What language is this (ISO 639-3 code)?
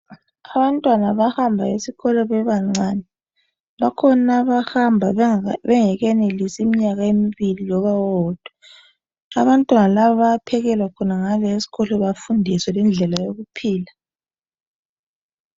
nde